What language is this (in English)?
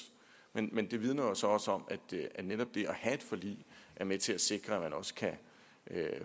Danish